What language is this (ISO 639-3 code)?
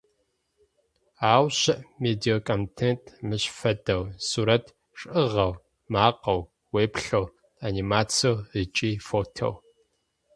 ady